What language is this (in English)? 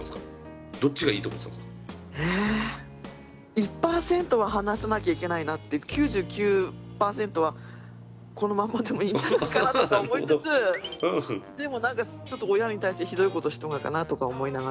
Japanese